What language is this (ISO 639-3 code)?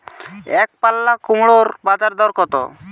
ben